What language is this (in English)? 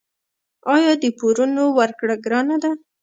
Pashto